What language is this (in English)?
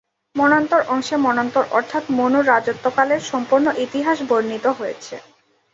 Bangla